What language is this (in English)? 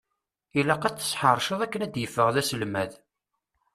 Kabyle